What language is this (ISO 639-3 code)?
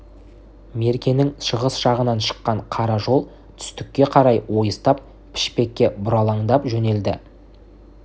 kaz